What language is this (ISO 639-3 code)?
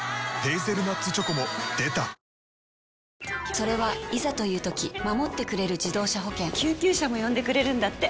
jpn